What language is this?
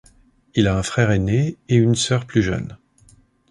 French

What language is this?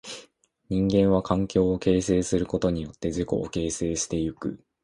Japanese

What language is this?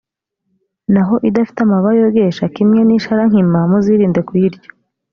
Kinyarwanda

